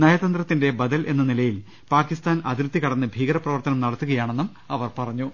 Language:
Malayalam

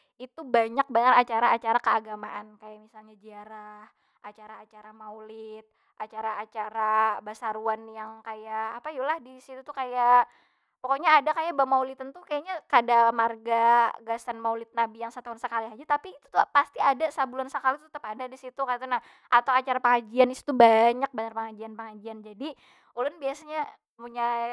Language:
Banjar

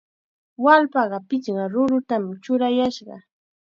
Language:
Chiquián Ancash Quechua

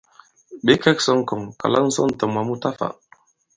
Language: Bankon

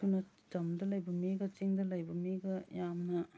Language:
Manipuri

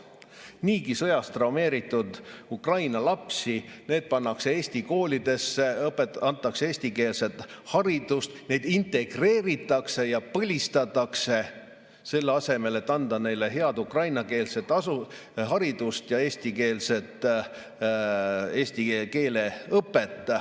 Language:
Estonian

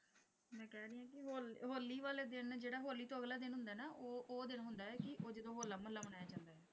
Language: Punjabi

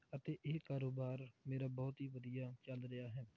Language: Punjabi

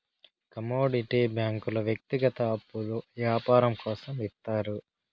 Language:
Telugu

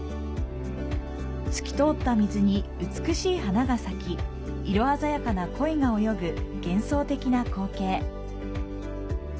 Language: Japanese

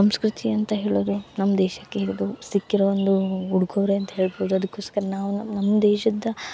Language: Kannada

